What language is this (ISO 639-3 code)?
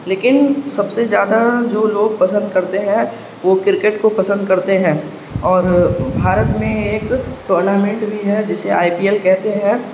urd